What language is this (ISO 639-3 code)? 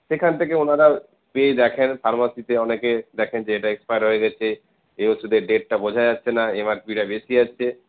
ben